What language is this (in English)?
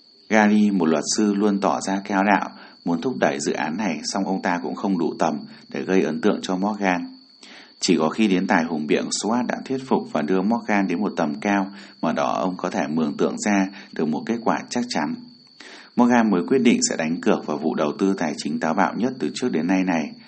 Vietnamese